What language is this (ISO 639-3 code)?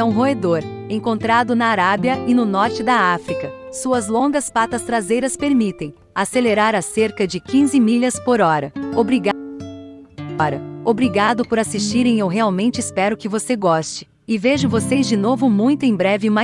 por